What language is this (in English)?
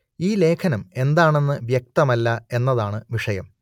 Malayalam